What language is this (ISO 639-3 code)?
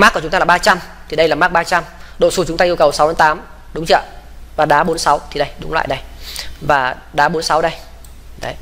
vie